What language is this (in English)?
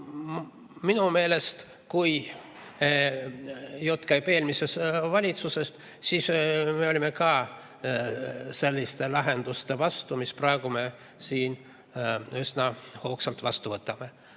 Estonian